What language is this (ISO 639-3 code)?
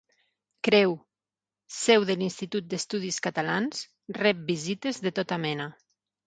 cat